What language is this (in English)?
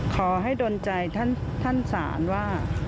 Thai